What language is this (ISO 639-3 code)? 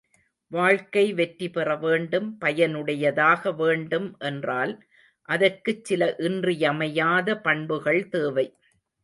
tam